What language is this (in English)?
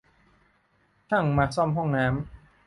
Thai